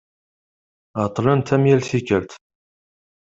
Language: Kabyle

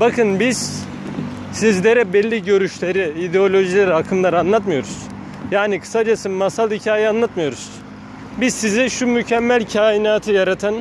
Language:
Turkish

